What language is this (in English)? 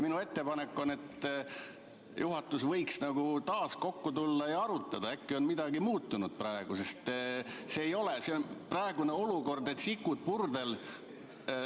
Estonian